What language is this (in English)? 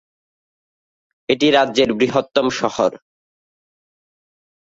Bangla